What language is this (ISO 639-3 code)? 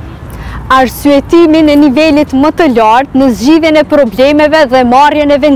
ron